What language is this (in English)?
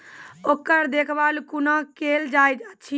Maithili